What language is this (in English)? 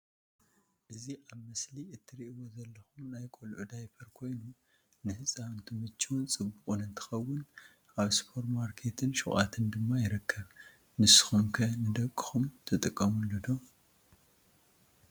Tigrinya